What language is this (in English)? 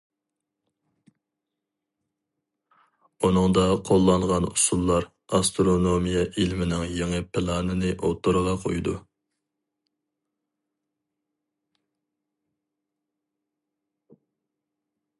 Uyghur